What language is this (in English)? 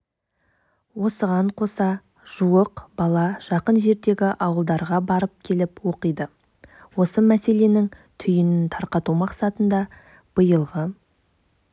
Kazakh